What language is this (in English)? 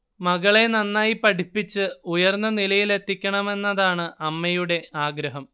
Malayalam